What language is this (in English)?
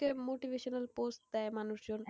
Bangla